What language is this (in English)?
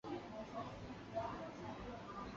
Chinese